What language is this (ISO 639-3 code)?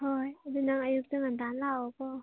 mni